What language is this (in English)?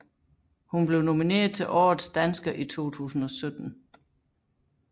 Danish